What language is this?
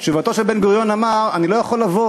Hebrew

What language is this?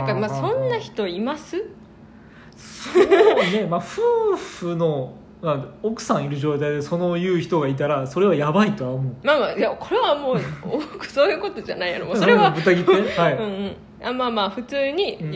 Japanese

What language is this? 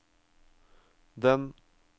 Norwegian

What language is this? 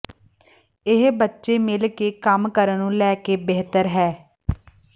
Punjabi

